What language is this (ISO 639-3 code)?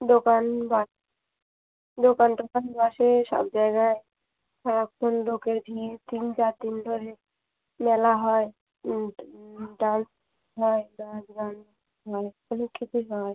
ben